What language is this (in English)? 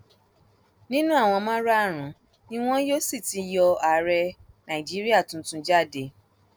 Yoruba